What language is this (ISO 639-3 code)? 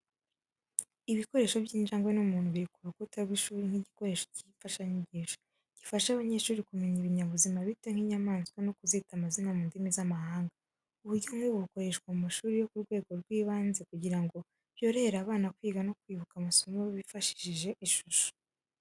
kin